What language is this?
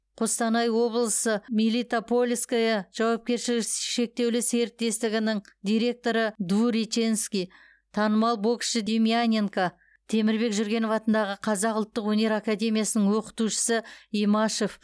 Kazakh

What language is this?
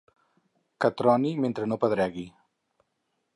Catalan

